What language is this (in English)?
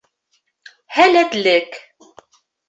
Bashkir